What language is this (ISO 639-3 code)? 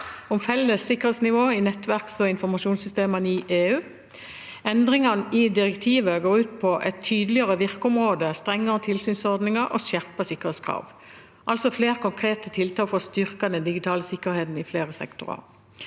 nor